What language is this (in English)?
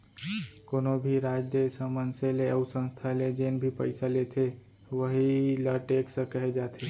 Chhattisgarhi